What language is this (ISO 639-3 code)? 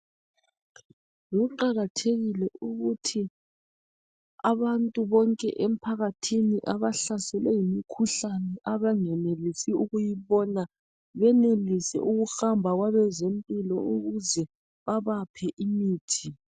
nde